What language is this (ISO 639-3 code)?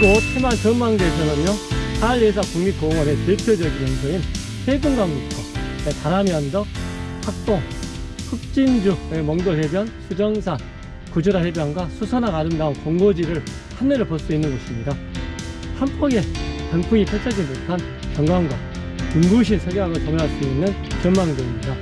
kor